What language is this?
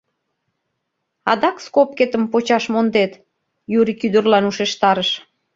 Mari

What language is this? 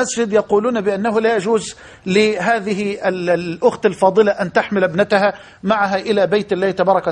Arabic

